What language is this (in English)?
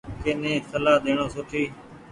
Goaria